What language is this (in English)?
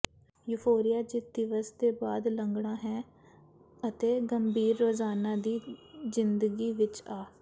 Punjabi